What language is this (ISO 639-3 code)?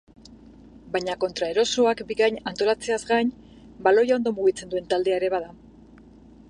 eus